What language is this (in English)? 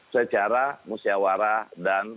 Indonesian